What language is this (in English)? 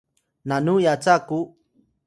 Atayal